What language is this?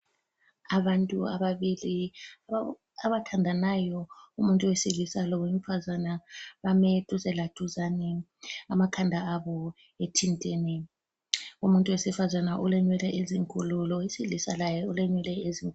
North Ndebele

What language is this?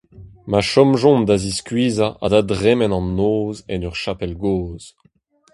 Breton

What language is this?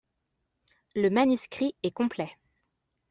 French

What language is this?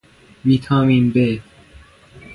Persian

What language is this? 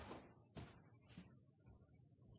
Norwegian Bokmål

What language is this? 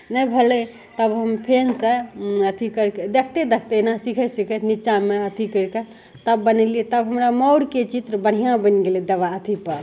Maithili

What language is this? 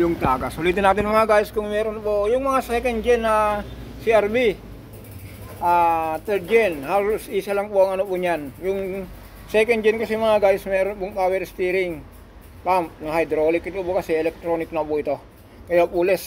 Filipino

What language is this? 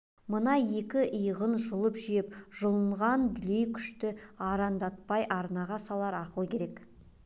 Kazakh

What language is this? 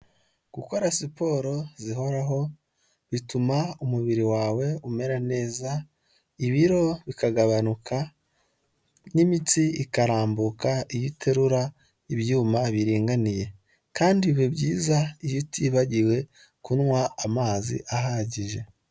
Kinyarwanda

